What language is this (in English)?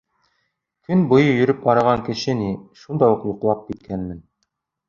Bashkir